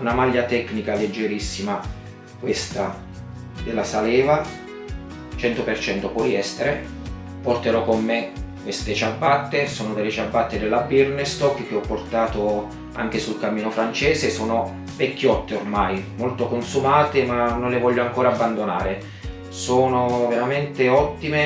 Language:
Italian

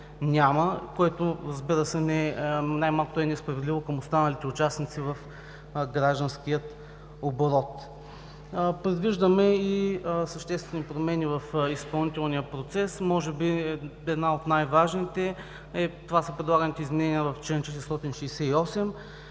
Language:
Bulgarian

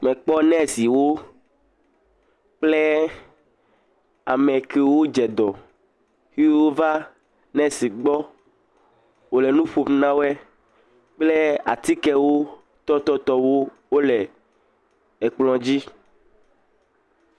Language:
Ewe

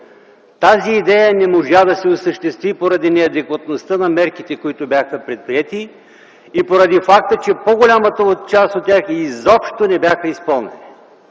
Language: Bulgarian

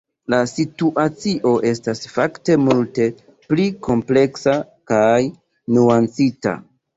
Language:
Esperanto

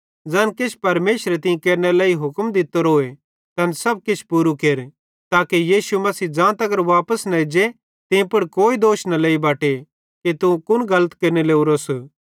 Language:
Bhadrawahi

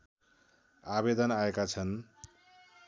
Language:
Nepali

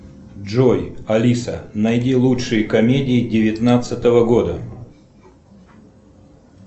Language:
Russian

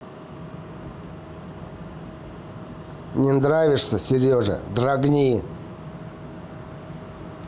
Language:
Russian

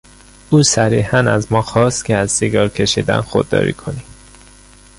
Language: Persian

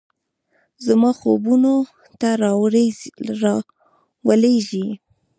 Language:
Pashto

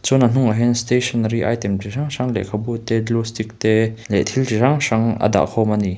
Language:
Mizo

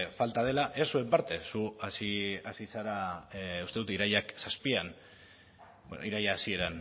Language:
Basque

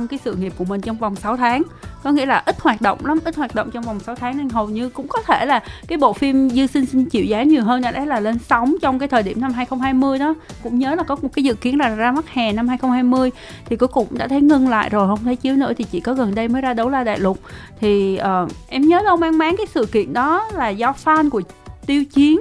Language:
Vietnamese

